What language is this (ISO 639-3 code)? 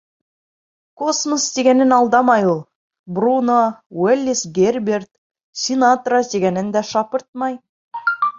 bak